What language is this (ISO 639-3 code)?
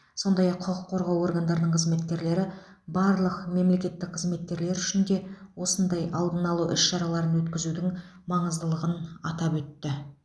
kaz